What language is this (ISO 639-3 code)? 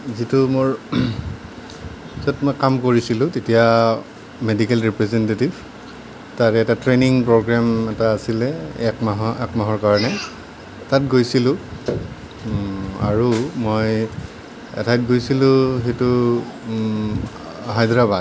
asm